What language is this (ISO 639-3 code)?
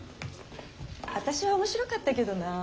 jpn